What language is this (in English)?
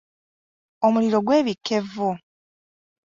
Ganda